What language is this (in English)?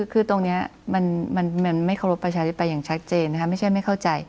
Thai